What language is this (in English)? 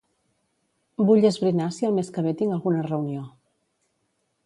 Catalan